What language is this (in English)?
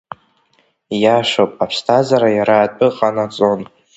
Abkhazian